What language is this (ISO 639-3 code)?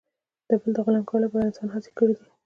pus